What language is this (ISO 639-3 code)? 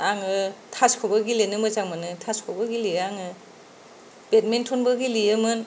brx